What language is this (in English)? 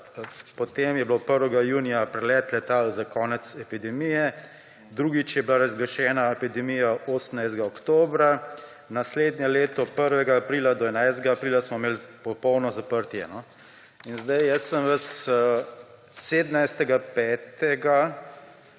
Slovenian